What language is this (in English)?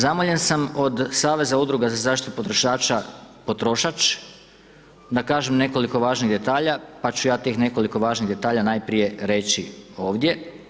Croatian